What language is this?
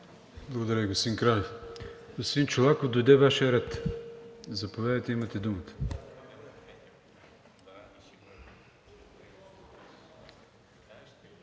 Bulgarian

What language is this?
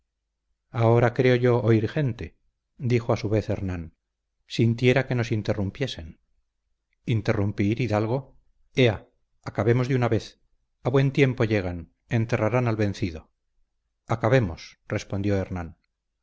Spanish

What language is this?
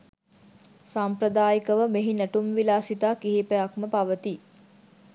Sinhala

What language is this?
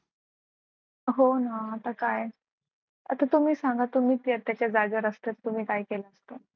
Marathi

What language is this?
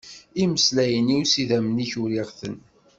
Kabyle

